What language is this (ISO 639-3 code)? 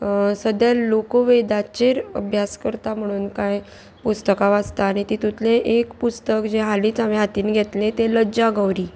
kok